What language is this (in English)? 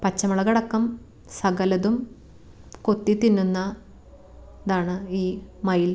Malayalam